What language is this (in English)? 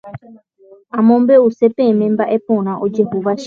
Guarani